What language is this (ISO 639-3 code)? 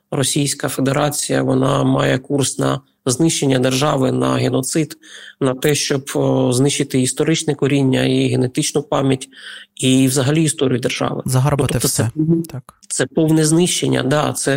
ukr